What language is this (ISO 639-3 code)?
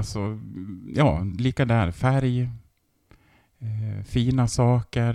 swe